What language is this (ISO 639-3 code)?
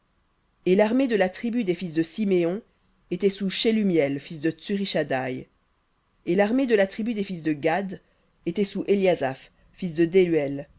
fra